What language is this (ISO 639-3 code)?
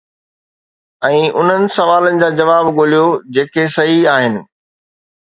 snd